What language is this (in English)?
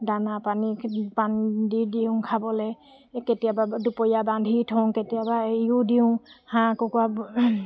Assamese